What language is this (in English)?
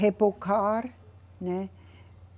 Portuguese